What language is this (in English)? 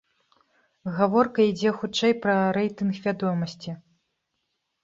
Belarusian